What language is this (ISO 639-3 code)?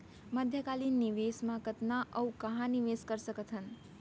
hne